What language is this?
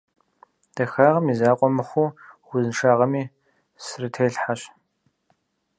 Kabardian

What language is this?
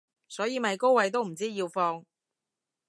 Cantonese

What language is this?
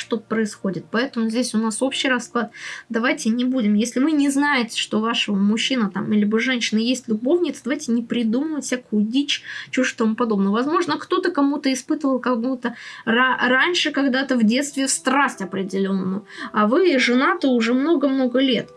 Russian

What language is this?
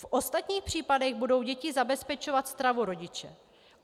Czech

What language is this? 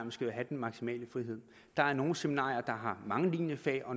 Danish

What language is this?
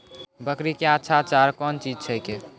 Maithili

